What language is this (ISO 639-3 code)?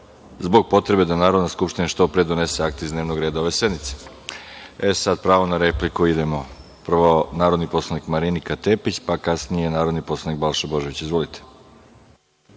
srp